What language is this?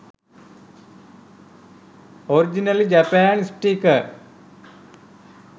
Sinhala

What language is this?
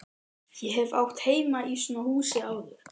Icelandic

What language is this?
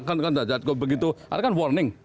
Indonesian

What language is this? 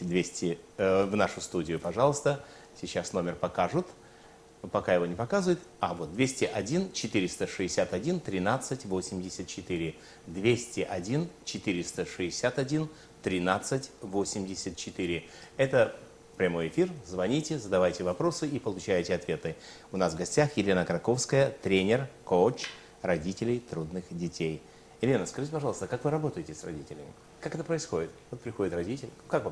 Russian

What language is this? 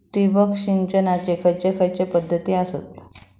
Marathi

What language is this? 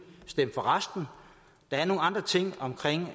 Danish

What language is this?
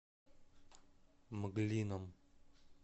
Russian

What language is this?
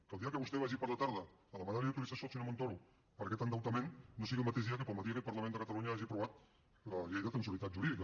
Catalan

